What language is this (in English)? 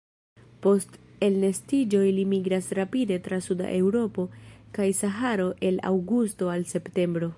Esperanto